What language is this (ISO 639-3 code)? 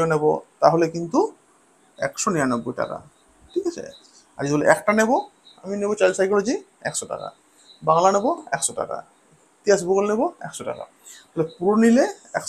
ben